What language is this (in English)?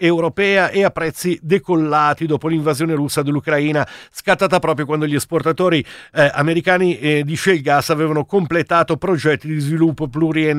Italian